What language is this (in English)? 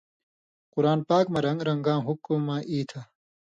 Indus Kohistani